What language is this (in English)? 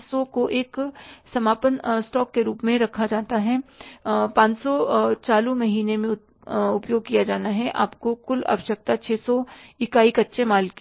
Hindi